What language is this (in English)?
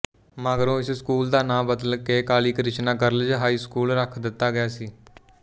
Punjabi